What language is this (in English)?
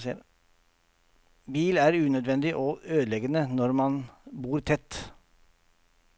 Norwegian